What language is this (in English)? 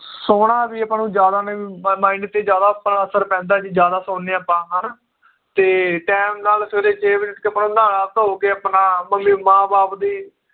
Punjabi